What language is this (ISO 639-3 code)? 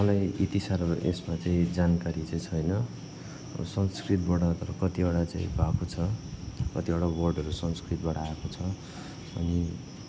nep